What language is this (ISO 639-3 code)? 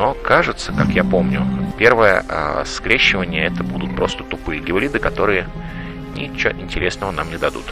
rus